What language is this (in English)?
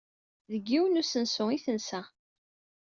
Kabyle